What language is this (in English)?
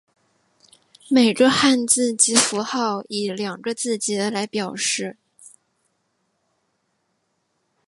Chinese